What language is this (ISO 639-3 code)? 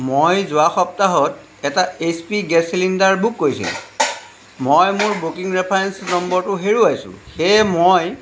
asm